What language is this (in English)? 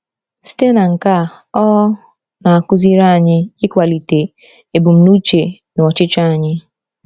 Igbo